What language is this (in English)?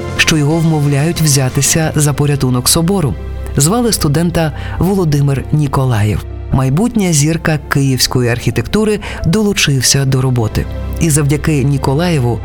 Ukrainian